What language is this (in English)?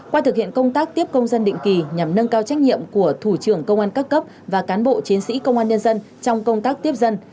Vietnamese